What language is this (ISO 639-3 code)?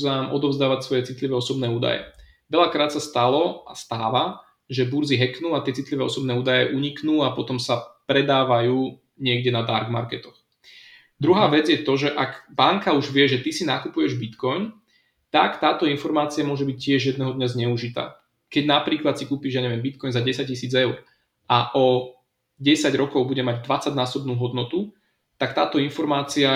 slk